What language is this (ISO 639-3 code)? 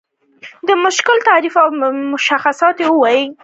pus